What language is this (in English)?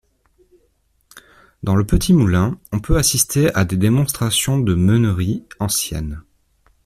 French